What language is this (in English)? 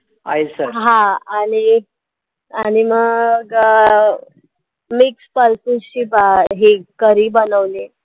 Marathi